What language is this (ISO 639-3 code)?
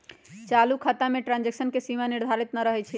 mag